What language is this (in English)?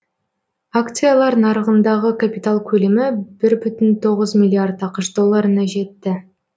Kazakh